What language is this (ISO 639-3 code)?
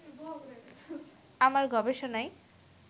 ben